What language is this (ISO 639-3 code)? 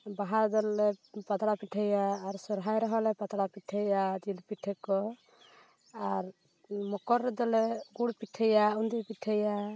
sat